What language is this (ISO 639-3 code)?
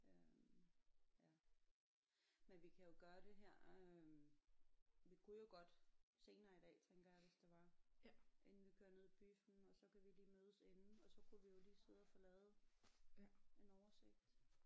dan